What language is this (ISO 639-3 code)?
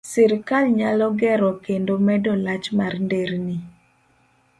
luo